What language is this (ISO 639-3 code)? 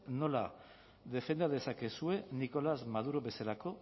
eus